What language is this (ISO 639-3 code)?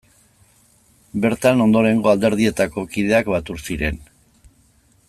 eus